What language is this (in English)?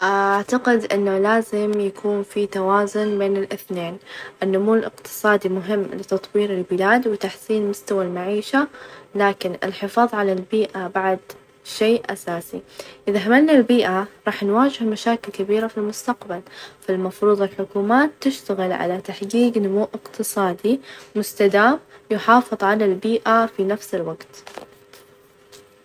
Najdi Arabic